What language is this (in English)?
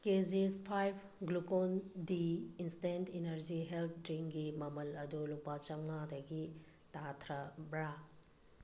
Manipuri